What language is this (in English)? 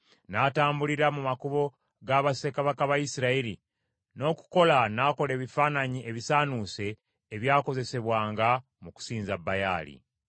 Ganda